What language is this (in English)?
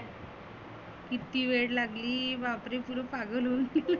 Marathi